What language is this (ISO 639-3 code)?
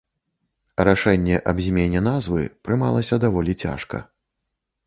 bel